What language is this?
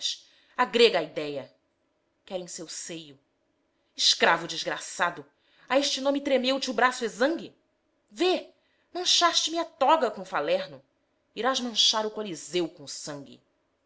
Portuguese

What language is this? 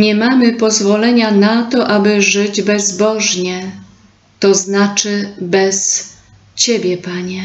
Polish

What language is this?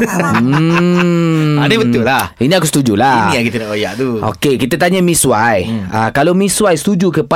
Malay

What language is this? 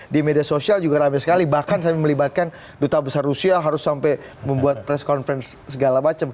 Indonesian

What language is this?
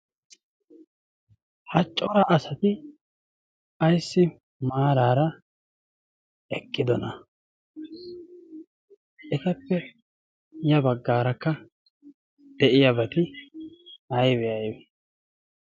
Wolaytta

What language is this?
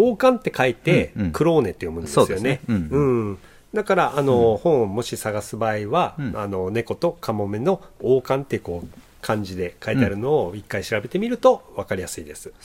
Japanese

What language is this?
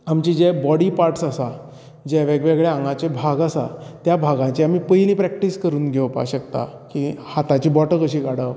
Konkani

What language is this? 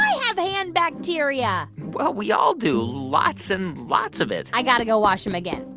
English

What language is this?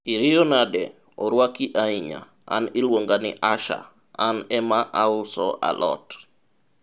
Luo (Kenya and Tanzania)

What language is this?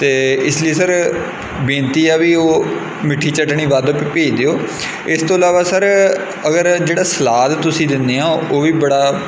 Punjabi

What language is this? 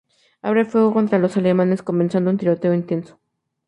Spanish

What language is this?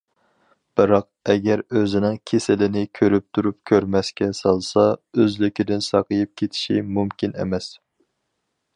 Uyghur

